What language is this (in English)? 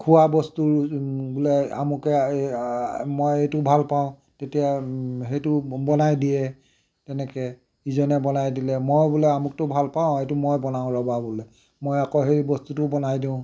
Assamese